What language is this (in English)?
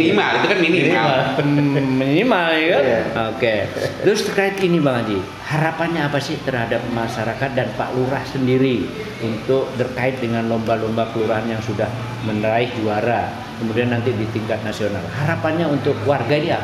Indonesian